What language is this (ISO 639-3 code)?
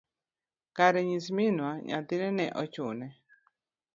luo